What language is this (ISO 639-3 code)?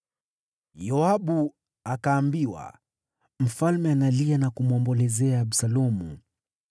swa